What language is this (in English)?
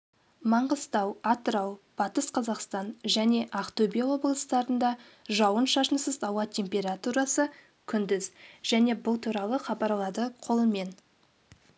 Kazakh